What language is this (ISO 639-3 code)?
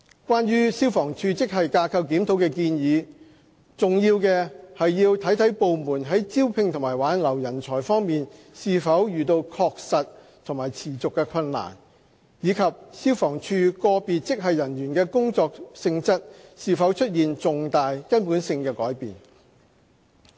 yue